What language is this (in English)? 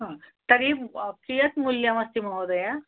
Sanskrit